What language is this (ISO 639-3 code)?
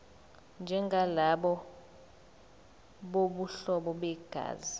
zul